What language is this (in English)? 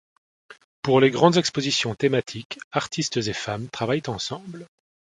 French